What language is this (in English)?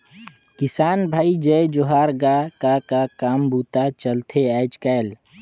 Chhattisgarhi